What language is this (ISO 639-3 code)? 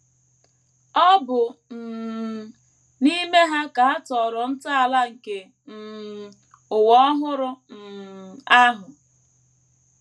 ibo